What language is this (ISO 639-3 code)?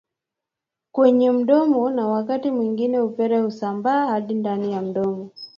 swa